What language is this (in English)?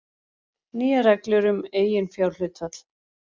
Icelandic